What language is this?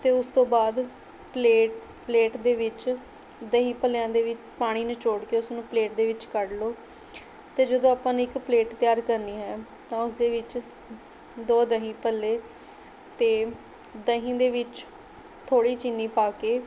Punjabi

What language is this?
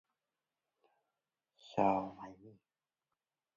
English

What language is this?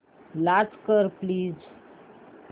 Marathi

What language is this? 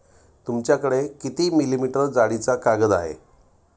Marathi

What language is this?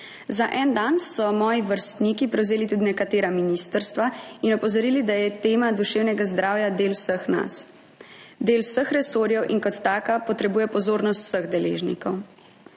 Slovenian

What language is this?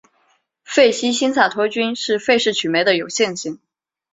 Chinese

